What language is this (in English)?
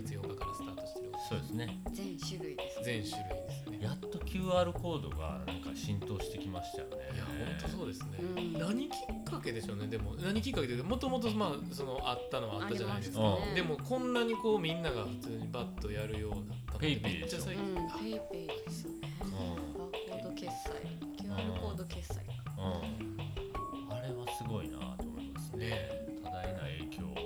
Japanese